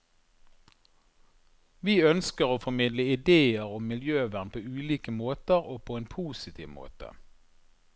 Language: Norwegian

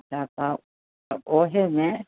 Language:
Maithili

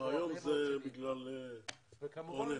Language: Hebrew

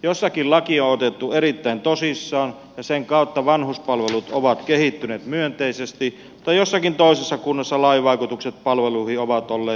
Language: Finnish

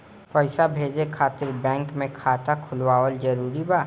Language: Bhojpuri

